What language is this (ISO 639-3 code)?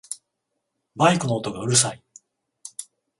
jpn